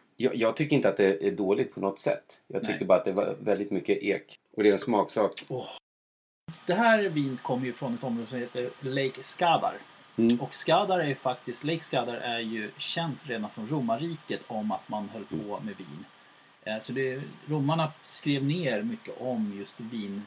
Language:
Swedish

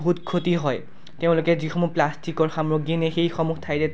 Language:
Assamese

